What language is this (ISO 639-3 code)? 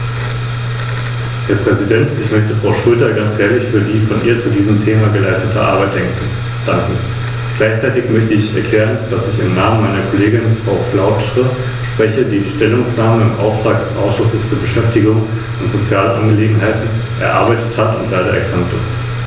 deu